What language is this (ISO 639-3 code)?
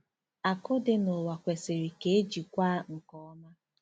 ibo